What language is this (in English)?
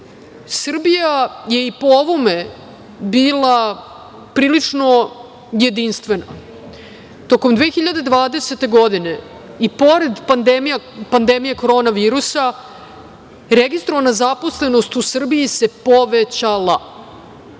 Serbian